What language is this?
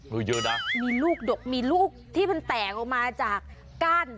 Thai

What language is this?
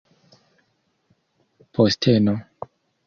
Esperanto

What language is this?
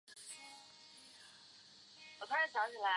Chinese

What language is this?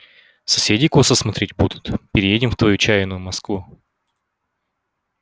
Russian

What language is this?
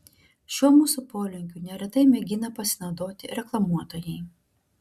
Lithuanian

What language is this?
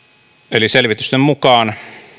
Finnish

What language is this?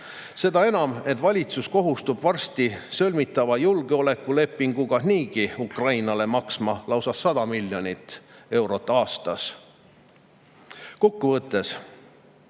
Estonian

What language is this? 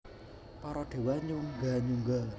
Javanese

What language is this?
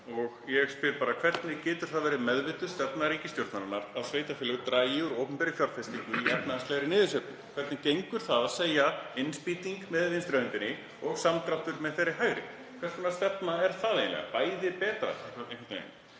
Icelandic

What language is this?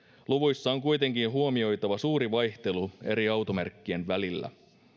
Finnish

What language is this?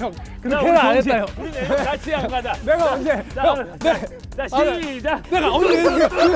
Korean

